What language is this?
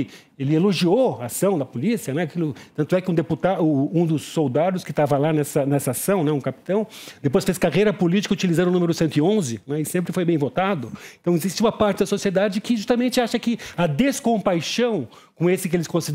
Portuguese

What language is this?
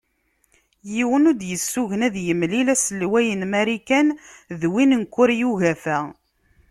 Kabyle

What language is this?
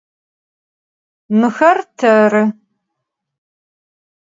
Adyghe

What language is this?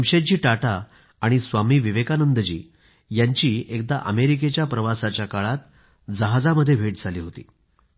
Marathi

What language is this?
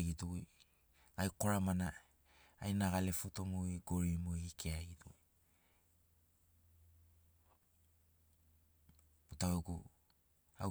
Sinaugoro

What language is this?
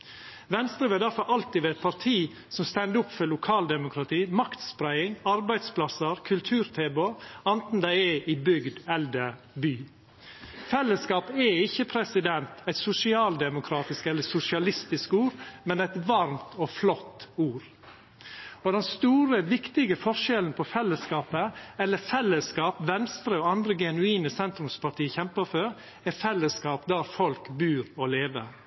Norwegian Nynorsk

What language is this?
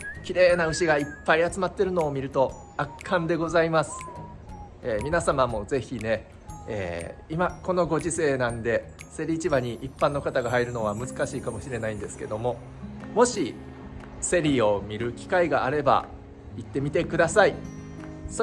Japanese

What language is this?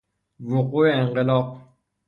Persian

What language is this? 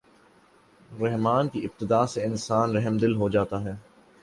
Urdu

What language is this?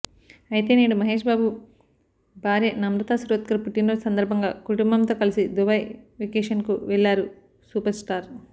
Telugu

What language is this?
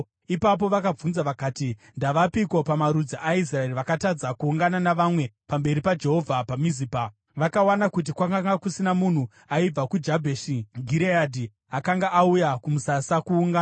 Shona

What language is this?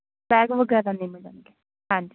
Punjabi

